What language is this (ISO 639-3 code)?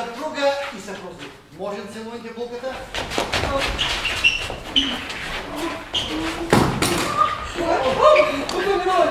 bul